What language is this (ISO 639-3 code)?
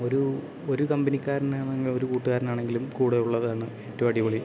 mal